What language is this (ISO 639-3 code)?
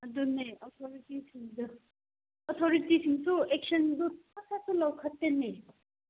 mni